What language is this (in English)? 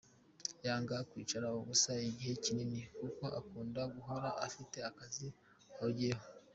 Kinyarwanda